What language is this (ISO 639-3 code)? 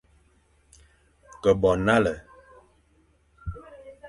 fan